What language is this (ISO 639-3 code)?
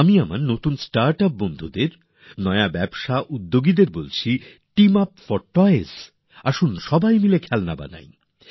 ben